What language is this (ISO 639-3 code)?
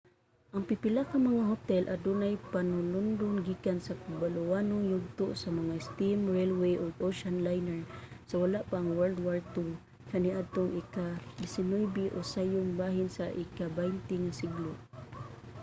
ceb